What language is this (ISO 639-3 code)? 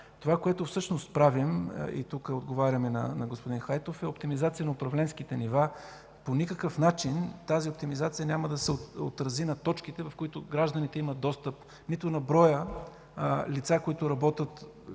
bul